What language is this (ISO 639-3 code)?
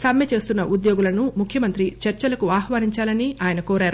tel